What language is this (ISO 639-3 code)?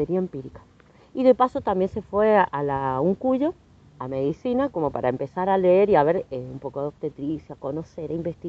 spa